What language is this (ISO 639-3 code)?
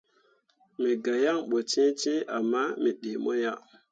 mua